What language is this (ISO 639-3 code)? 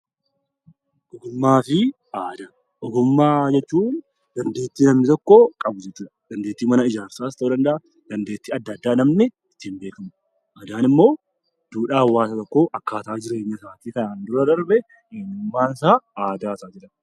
orm